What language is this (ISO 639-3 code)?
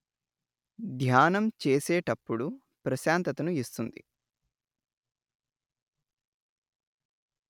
tel